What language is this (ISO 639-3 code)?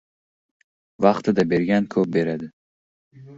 uzb